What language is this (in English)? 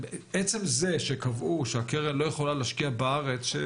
Hebrew